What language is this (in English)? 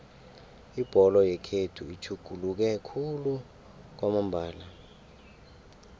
South Ndebele